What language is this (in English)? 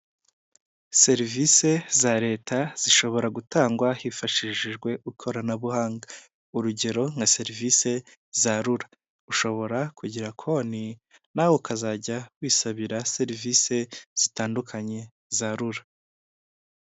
Kinyarwanda